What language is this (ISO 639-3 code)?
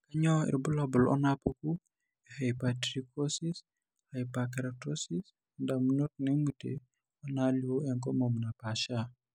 mas